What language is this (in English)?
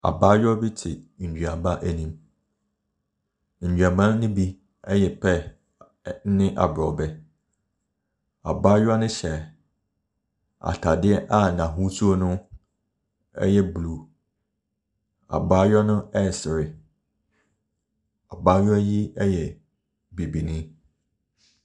Akan